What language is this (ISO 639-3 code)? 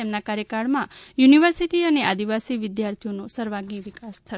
guj